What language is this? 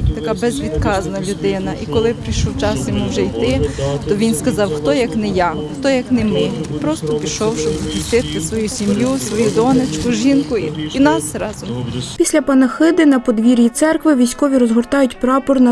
Ukrainian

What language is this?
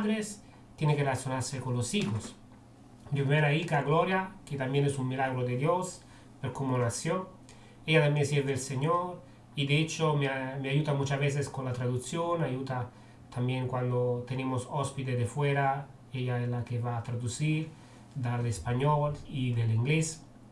Spanish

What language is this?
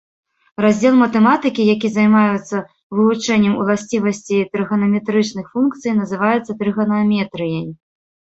Belarusian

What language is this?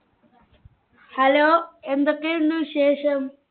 Malayalam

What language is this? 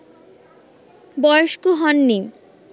Bangla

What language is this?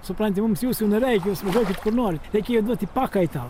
Lithuanian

